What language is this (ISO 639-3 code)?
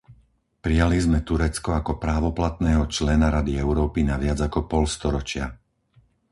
slk